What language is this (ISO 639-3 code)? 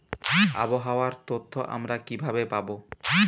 ben